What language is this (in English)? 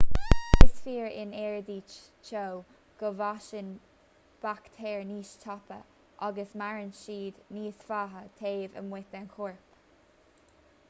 Irish